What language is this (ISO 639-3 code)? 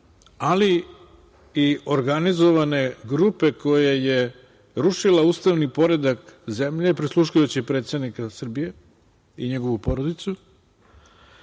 srp